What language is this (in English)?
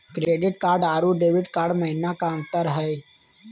Magahi